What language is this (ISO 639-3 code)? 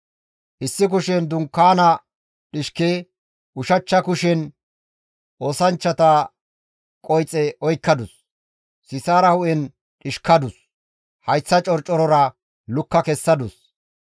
gmv